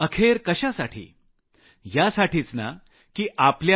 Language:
Marathi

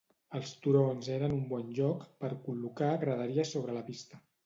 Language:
Catalan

